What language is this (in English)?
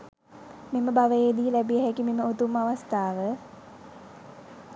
Sinhala